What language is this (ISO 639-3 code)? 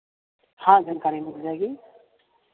hin